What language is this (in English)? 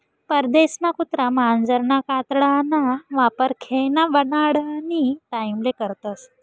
Marathi